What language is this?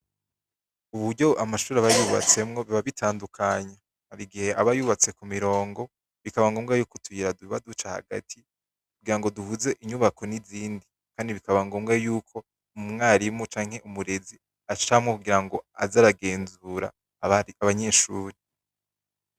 Rundi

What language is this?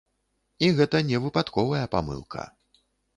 Belarusian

